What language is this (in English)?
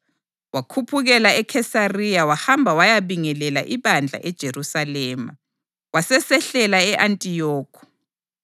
North Ndebele